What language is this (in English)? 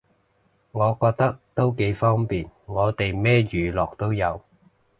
Cantonese